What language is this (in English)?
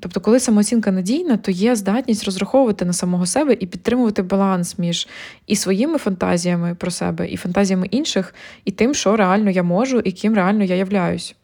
Ukrainian